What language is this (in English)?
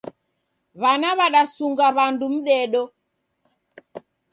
Taita